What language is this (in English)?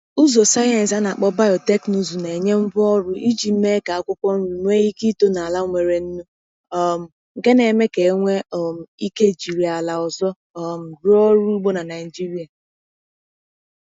Igbo